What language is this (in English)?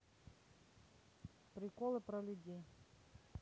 Russian